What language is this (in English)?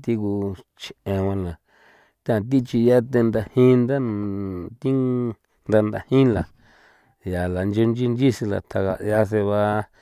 San Felipe Otlaltepec Popoloca